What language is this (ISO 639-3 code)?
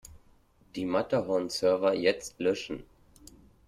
deu